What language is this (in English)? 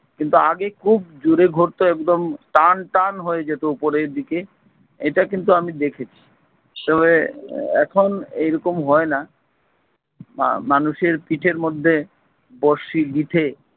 Bangla